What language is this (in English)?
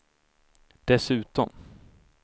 Swedish